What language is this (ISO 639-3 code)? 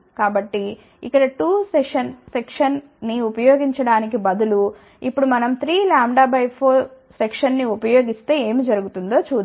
tel